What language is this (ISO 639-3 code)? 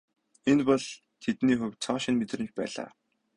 mon